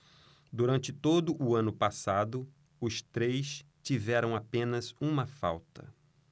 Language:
Portuguese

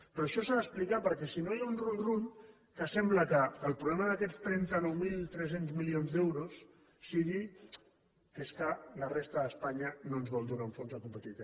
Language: Catalan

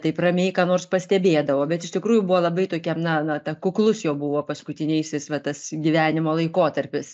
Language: Lithuanian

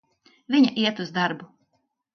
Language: Latvian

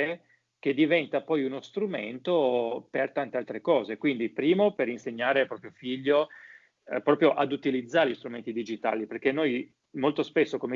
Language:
Italian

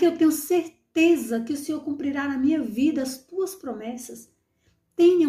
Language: Portuguese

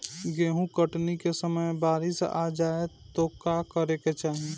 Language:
Bhojpuri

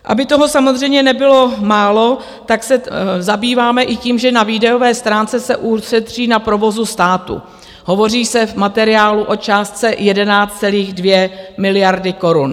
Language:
Czech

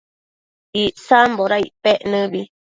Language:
Matsés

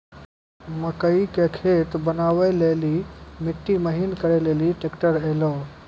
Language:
Maithili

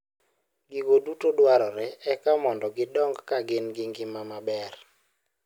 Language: Luo (Kenya and Tanzania)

